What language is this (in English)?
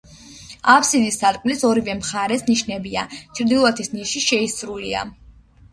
Georgian